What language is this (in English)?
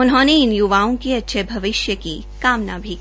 Hindi